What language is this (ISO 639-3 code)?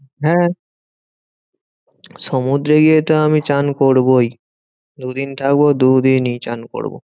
ben